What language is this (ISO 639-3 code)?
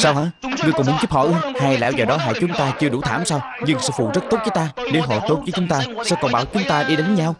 vie